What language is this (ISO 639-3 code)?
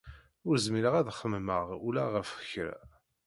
kab